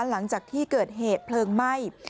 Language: Thai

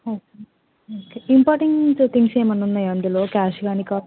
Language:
Telugu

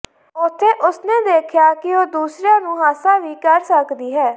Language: Punjabi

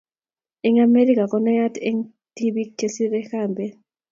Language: Kalenjin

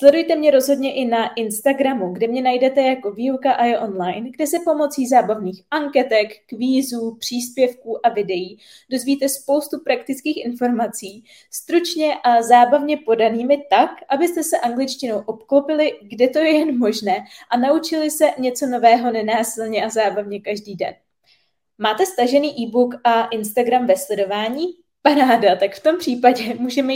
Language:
Czech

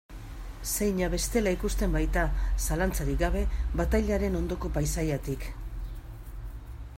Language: Basque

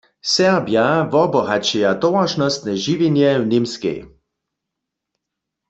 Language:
Upper Sorbian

